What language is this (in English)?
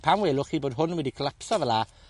Welsh